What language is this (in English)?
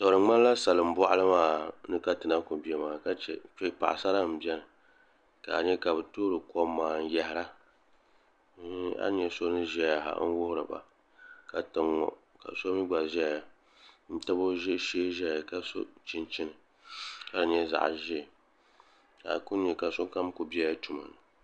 Dagbani